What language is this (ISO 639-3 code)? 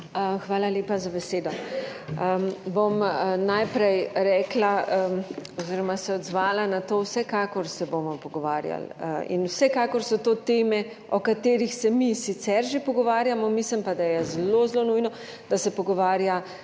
slv